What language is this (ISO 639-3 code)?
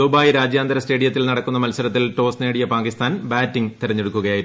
mal